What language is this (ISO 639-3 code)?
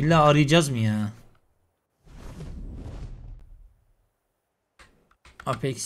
tur